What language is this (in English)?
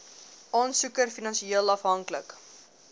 Afrikaans